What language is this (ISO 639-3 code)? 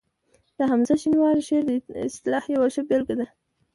pus